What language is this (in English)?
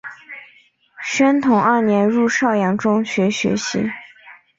Chinese